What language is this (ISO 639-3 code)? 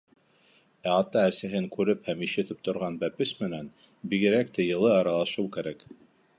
bak